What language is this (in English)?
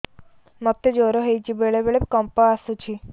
Odia